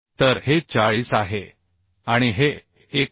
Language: Marathi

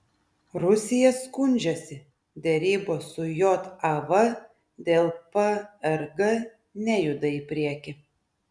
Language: Lithuanian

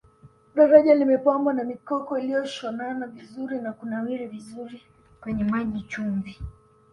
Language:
Swahili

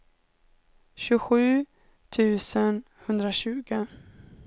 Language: Swedish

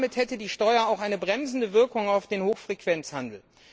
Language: German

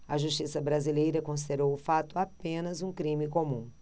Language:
Portuguese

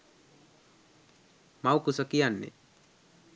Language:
Sinhala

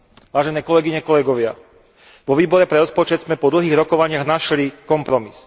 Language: Slovak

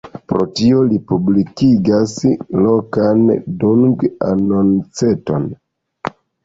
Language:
Esperanto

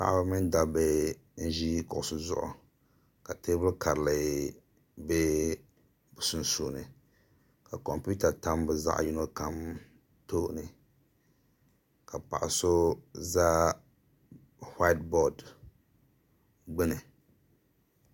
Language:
Dagbani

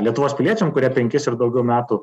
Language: Lithuanian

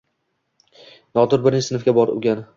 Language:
Uzbek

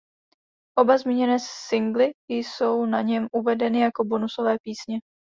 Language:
Czech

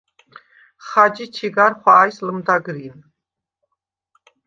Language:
Svan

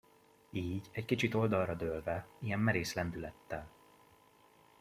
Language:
Hungarian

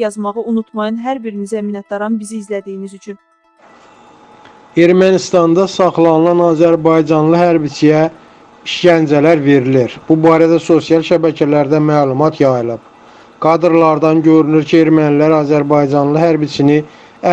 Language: Turkish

